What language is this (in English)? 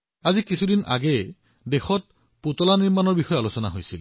Assamese